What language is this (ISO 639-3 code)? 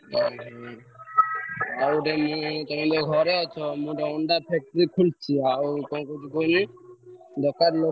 ori